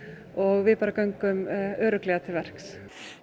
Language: Icelandic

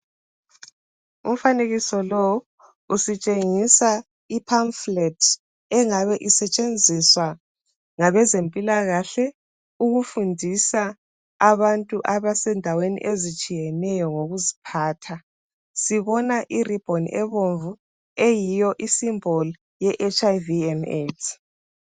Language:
North Ndebele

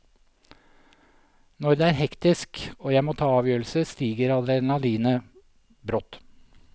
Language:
Norwegian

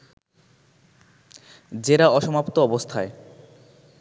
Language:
Bangla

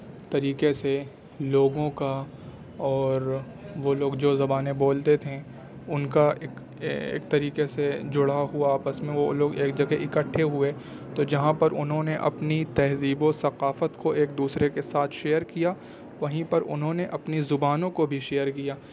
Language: Urdu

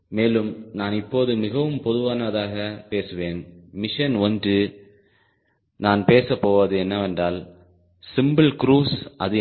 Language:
Tamil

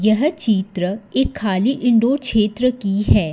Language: Hindi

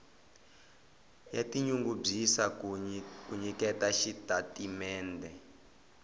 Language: Tsonga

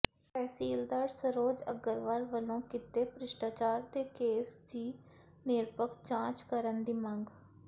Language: Punjabi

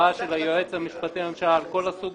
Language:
Hebrew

